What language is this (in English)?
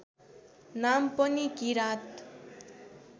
Nepali